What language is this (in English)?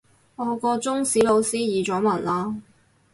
Cantonese